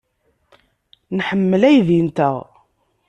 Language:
Kabyle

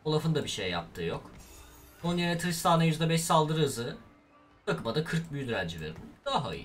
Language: Turkish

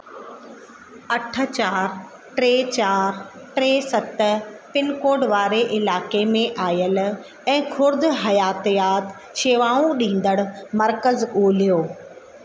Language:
Sindhi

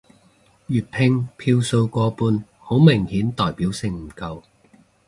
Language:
Cantonese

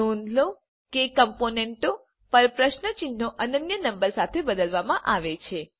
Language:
Gujarati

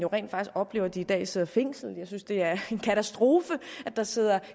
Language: Danish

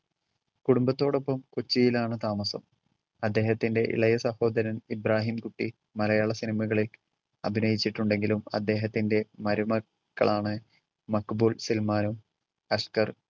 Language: Malayalam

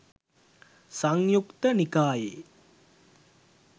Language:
Sinhala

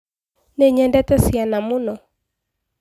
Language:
Kikuyu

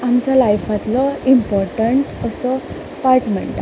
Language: Konkani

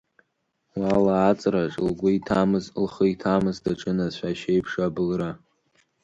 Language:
Abkhazian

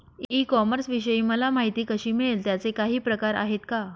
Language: Marathi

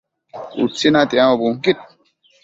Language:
Matsés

